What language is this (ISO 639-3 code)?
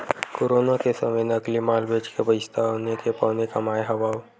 hne